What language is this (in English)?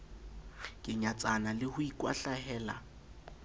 Southern Sotho